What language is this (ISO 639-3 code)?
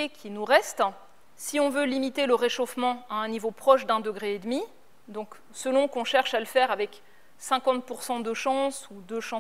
fra